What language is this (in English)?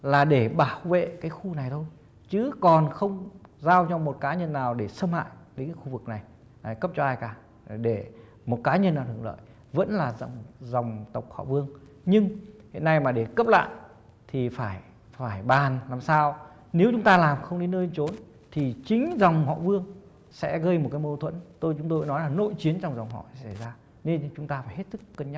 Vietnamese